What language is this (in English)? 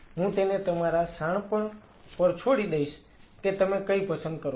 Gujarati